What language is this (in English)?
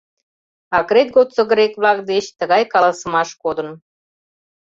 Mari